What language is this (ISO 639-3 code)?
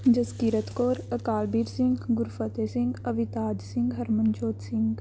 pan